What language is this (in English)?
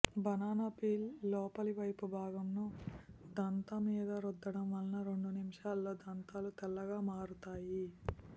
Telugu